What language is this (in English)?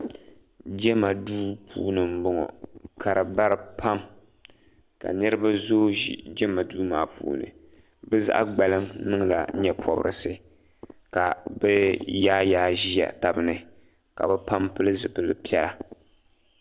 Dagbani